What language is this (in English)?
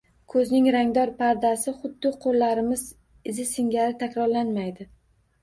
Uzbek